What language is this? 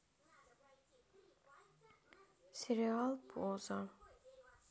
Russian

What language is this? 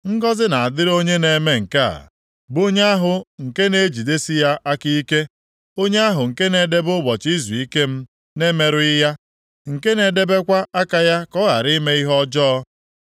Igbo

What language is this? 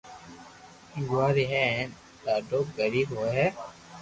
Loarki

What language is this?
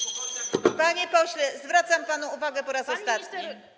Polish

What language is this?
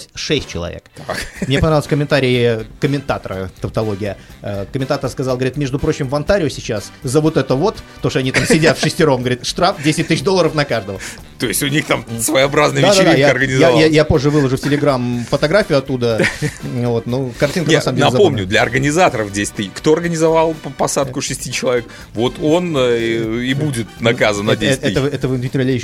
Russian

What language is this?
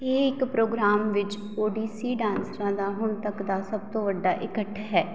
Punjabi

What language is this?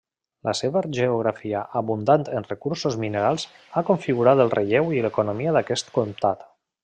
Catalan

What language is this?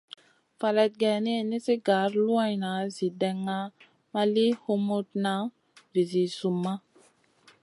Masana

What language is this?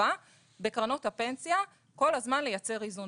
Hebrew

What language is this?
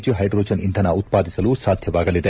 Kannada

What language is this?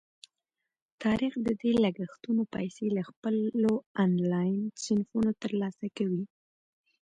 Pashto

